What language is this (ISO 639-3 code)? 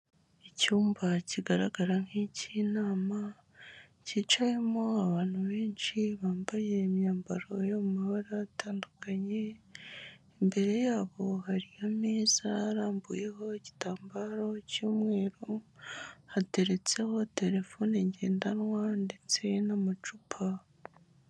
kin